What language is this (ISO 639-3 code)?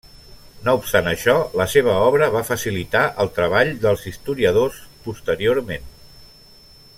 cat